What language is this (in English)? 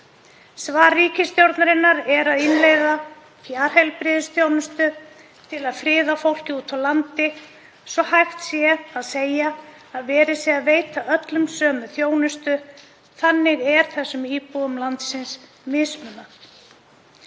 Icelandic